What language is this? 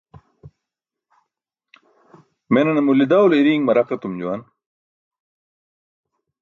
Burushaski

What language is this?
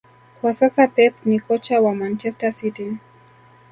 Swahili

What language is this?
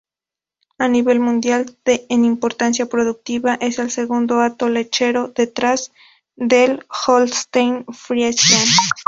Spanish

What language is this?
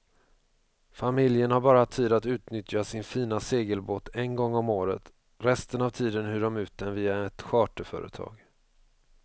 Swedish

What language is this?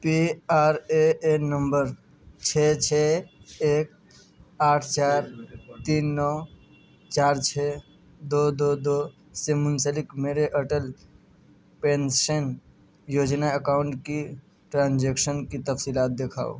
Urdu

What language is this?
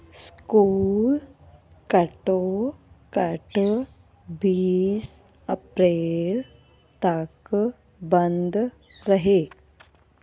Punjabi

